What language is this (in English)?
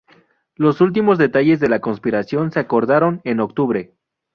Spanish